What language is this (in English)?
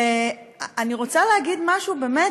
Hebrew